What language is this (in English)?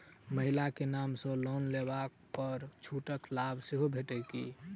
Maithili